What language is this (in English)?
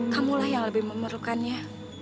Indonesian